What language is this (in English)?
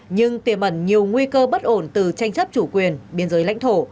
Vietnamese